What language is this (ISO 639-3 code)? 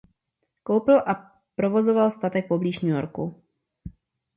ces